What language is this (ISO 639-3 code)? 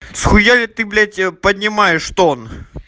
rus